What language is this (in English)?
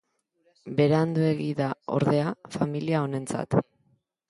Basque